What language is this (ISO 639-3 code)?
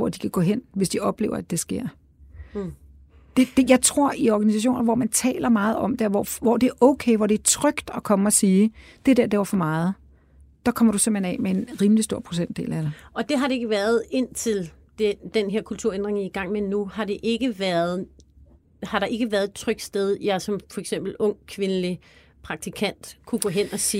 dan